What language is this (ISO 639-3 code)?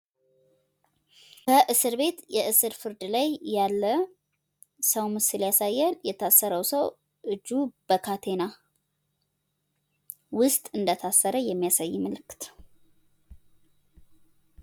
amh